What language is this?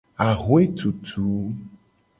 Gen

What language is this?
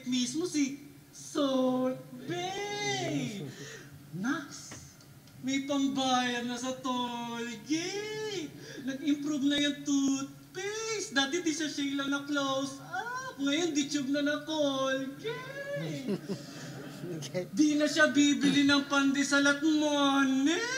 Filipino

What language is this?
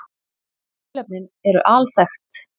Icelandic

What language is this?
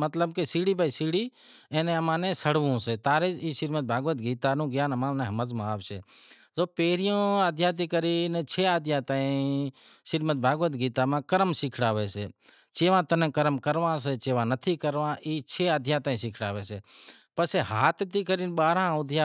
Wadiyara Koli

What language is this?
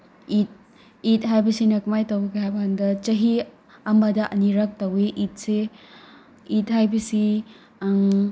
Manipuri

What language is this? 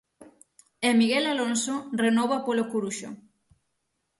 Galician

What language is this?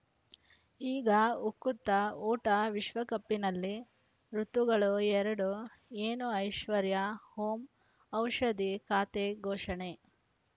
Kannada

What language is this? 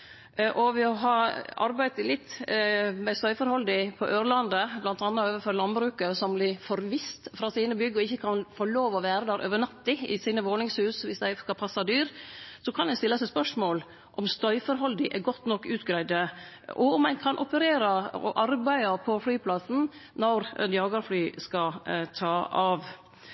Norwegian Nynorsk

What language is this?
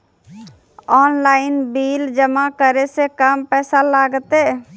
Maithili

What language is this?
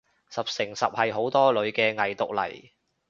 Cantonese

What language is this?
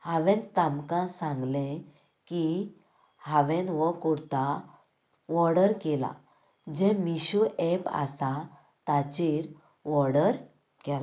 Konkani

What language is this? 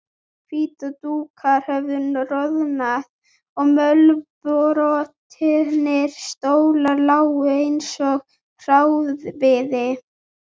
Icelandic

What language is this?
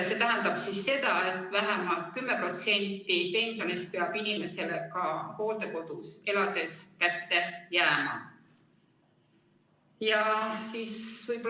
Estonian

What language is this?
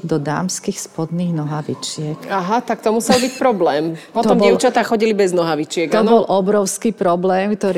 Slovak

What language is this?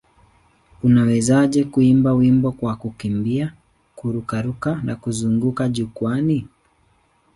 Swahili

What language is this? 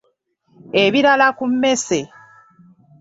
Ganda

